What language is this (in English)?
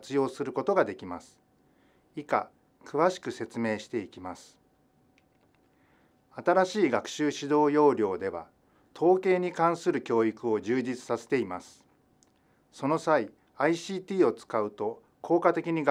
Japanese